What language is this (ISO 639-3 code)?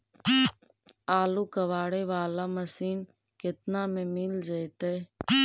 mag